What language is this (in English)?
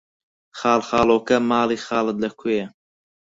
Central Kurdish